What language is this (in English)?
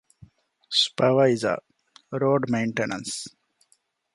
Divehi